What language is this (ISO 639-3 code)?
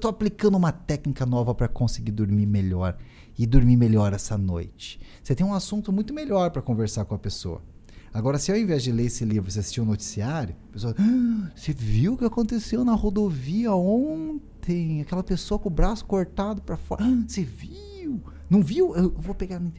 por